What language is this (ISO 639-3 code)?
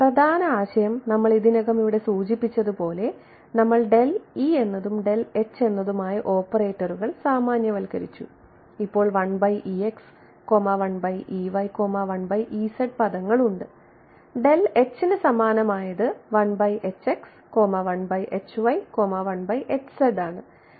mal